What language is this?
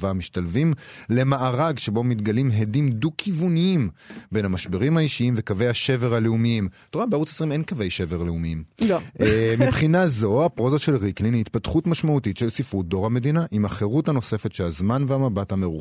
Hebrew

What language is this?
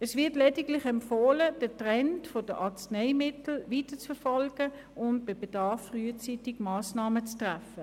Swiss German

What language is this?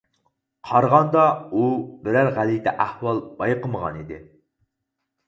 Uyghur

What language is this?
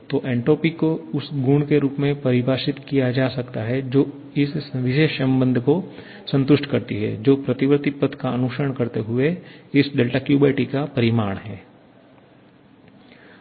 Hindi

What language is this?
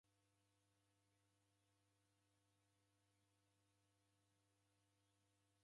Taita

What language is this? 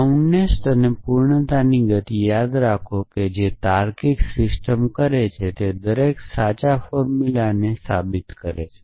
Gujarati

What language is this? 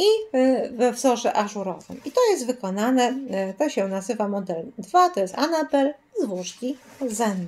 Polish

